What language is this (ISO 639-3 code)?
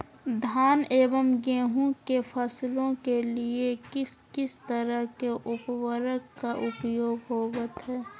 mag